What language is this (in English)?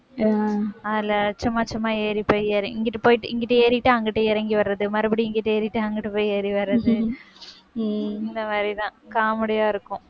Tamil